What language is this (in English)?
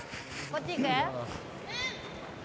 Japanese